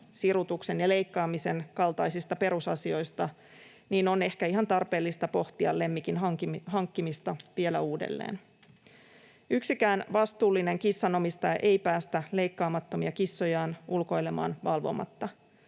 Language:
Finnish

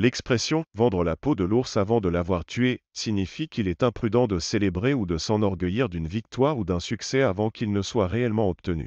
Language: French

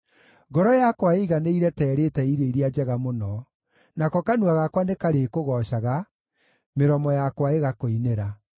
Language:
Kikuyu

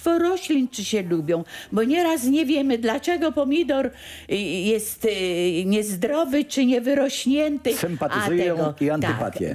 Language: Polish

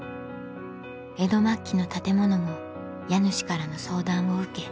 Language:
Japanese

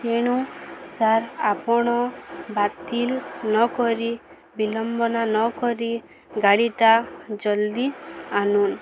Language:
Odia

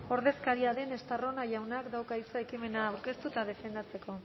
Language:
Basque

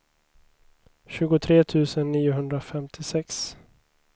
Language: Swedish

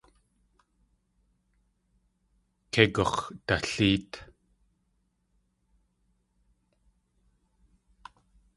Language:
Tlingit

